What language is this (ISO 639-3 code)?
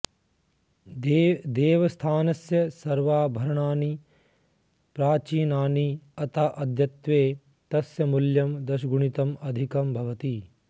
san